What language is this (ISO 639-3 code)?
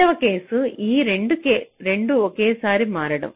tel